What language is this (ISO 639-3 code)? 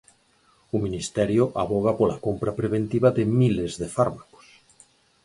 glg